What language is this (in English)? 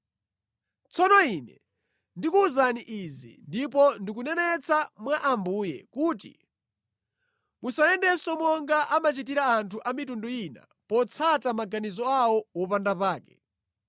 Nyanja